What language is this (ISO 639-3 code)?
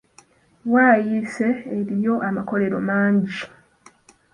lug